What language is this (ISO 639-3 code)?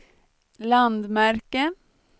swe